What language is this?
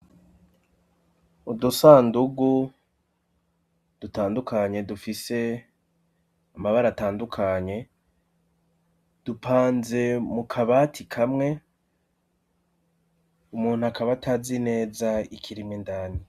Rundi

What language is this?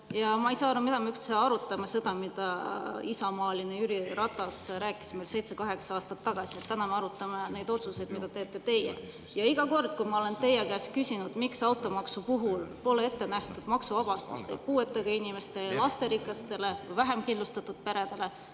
Estonian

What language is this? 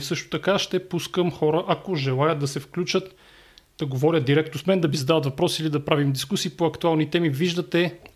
Bulgarian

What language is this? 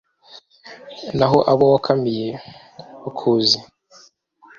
Kinyarwanda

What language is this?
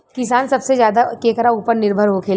Bhojpuri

